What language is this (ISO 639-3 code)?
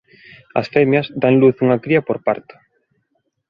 glg